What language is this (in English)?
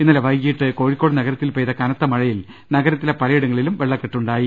Malayalam